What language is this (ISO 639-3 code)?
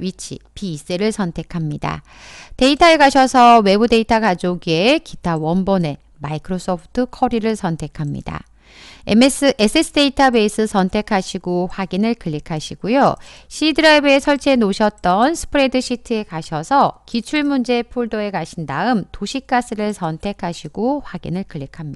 kor